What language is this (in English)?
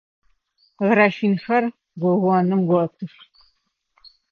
Adyghe